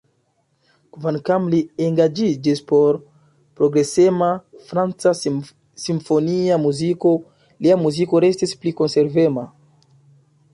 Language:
Esperanto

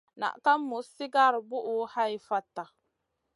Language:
Masana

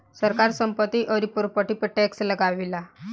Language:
Bhojpuri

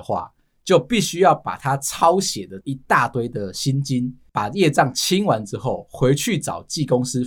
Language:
Chinese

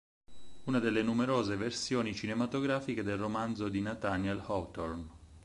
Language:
Italian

